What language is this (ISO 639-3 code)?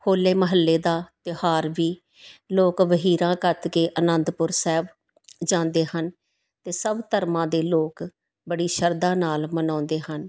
pan